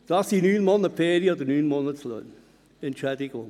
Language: Swiss German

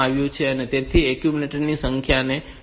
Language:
Gujarati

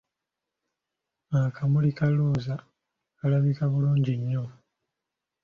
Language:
Ganda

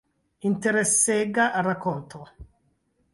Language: Esperanto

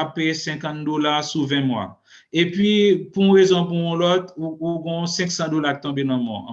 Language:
French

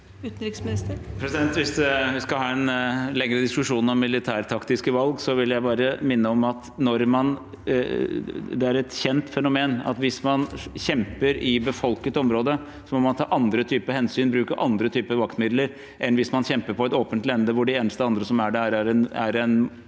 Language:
Norwegian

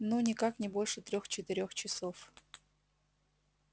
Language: Russian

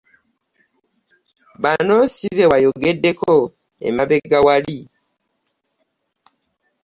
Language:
Ganda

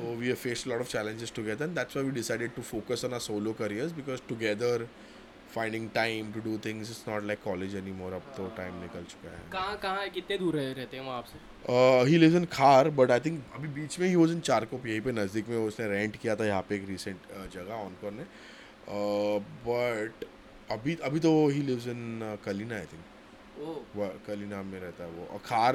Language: Hindi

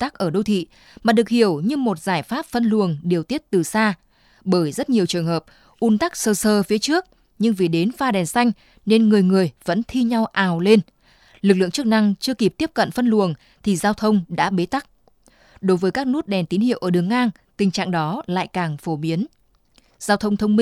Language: Vietnamese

